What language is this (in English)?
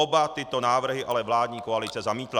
Czech